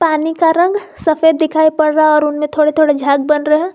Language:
Hindi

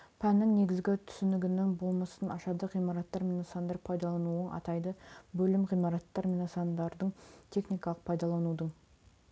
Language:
Kazakh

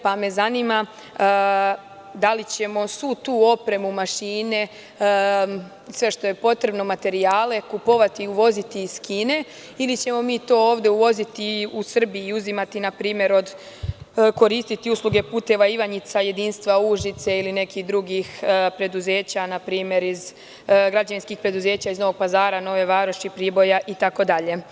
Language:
Serbian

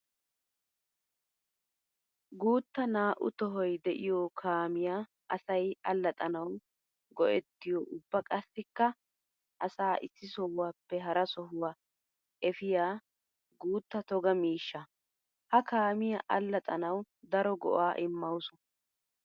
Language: Wolaytta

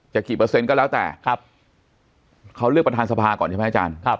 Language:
Thai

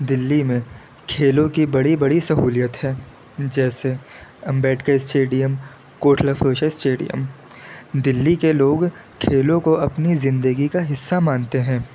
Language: Urdu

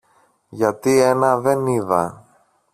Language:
Greek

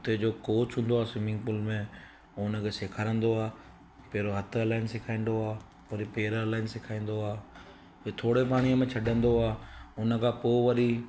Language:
Sindhi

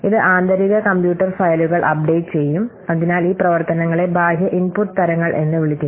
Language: Malayalam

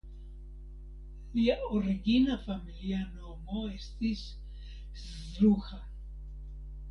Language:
Esperanto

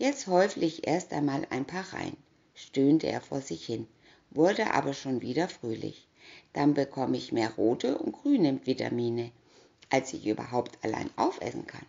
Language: German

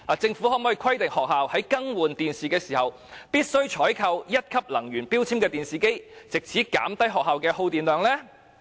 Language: Cantonese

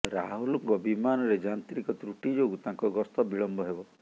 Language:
Odia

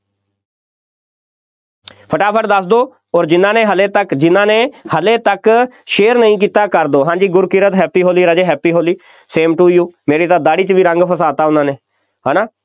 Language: Punjabi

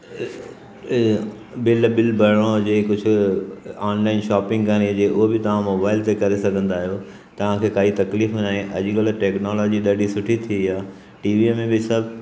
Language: Sindhi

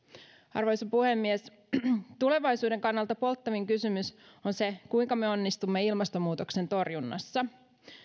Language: Finnish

